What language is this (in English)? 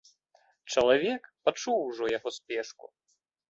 Belarusian